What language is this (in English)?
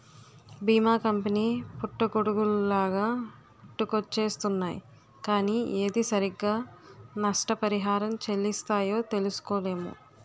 Telugu